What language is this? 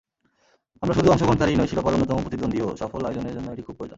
Bangla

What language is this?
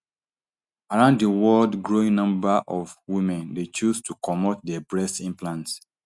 Nigerian Pidgin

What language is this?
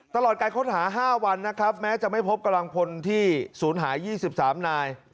Thai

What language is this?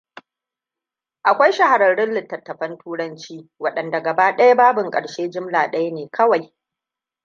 Hausa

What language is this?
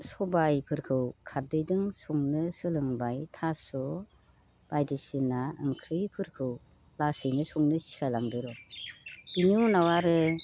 Bodo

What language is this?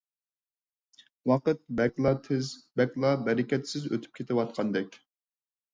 Uyghur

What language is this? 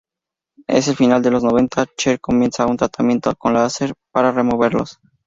Spanish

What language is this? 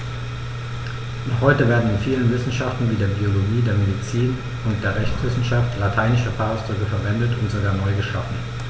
German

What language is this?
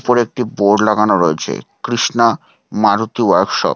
Bangla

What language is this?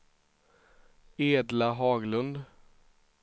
Swedish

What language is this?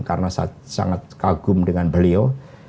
Indonesian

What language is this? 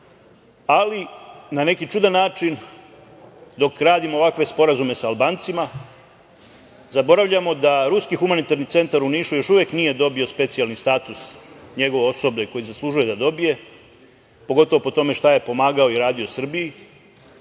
Serbian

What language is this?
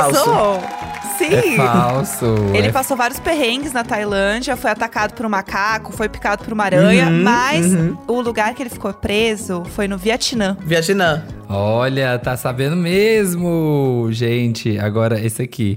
Portuguese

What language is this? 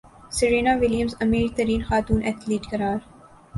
Urdu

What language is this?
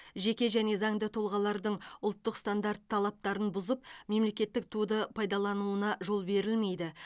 Kazakh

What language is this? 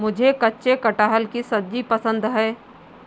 Hindi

